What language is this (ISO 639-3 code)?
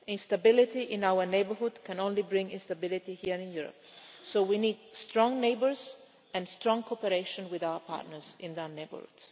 eng